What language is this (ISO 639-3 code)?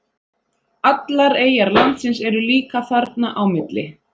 isl